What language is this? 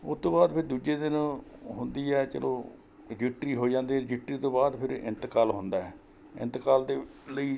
Punjabi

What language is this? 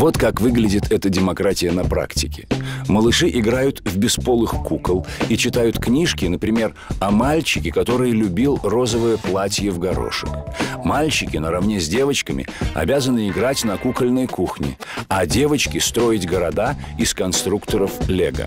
Russian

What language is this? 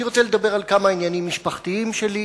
Hebrew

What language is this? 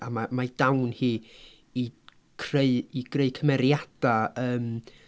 Welsh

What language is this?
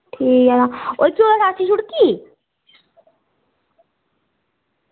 Dogri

